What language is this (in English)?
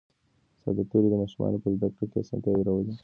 Pashto